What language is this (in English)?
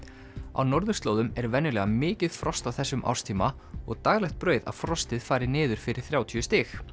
Icelandic